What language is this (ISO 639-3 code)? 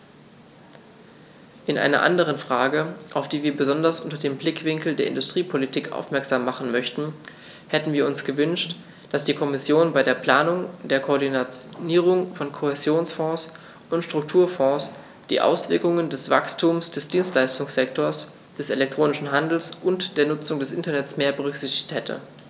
deu